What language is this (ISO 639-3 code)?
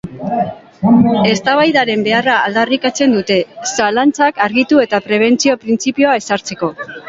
eus